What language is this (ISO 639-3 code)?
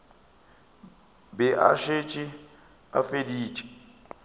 nso